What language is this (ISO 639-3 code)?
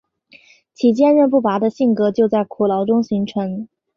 zho